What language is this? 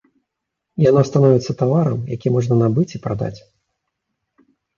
Belarusian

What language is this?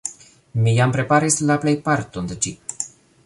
Esperanto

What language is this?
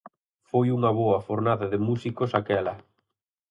Galician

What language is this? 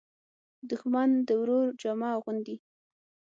Pashto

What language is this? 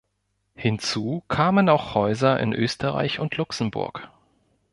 German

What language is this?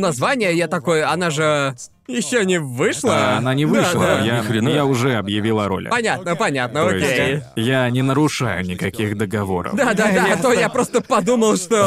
Russian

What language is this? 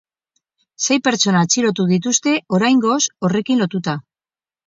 Basque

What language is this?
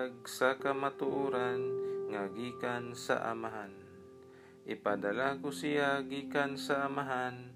Filipino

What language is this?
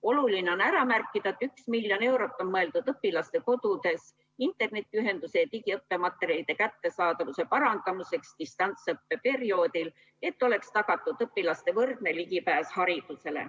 Estonian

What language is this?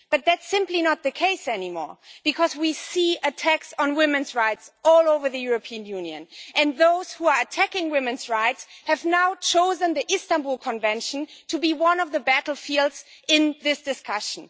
English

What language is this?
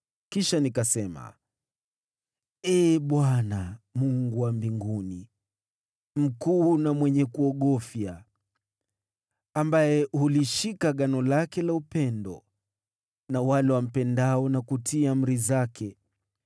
Swahili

